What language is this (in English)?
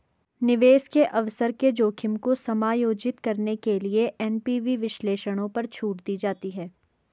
Hindi